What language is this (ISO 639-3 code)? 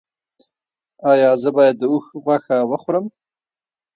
pus